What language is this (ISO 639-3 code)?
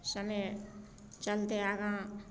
mai